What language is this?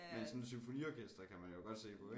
Danish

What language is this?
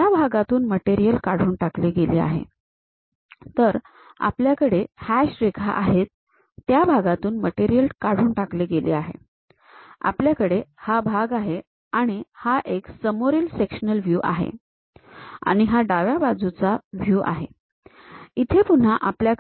Marathi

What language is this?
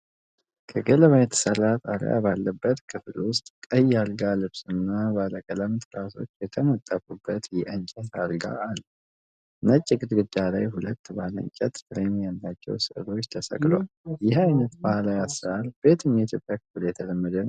Amharic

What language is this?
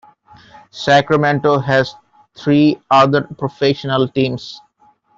English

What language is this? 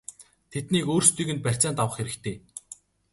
Mongolian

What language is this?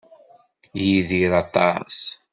Kabyle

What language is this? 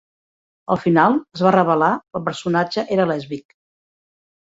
Catalan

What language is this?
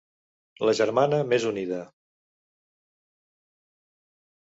Catalan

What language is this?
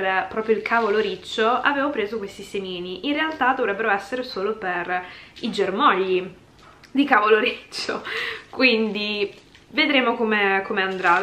Italian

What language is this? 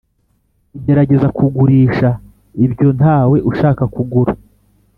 Kinyarwanda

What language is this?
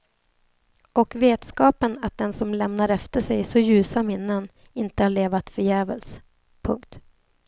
Swedish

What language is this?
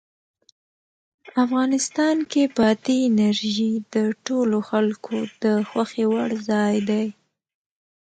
Pashto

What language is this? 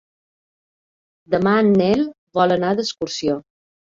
Catalan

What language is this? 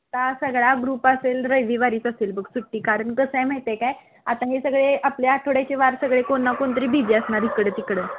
Marathi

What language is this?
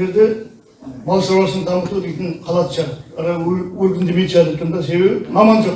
Turkish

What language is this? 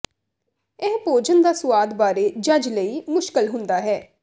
Punjabi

